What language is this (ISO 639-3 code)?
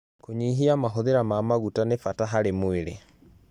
kik